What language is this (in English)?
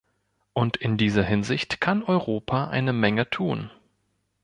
German